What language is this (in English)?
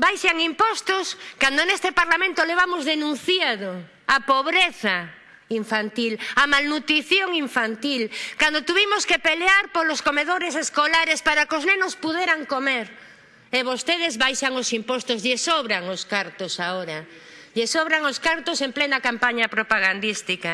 Spanish